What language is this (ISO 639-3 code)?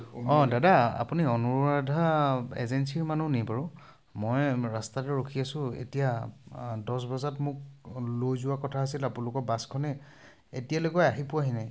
asm